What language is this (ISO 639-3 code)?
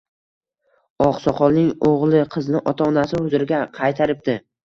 uzb